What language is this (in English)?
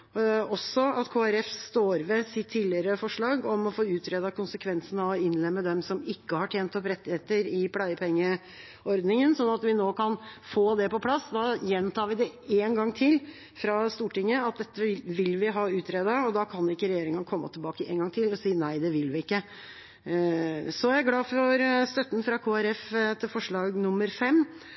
Norwegian Bokmål